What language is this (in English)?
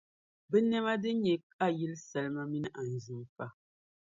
Dagbani